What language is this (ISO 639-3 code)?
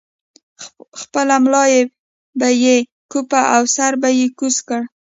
pus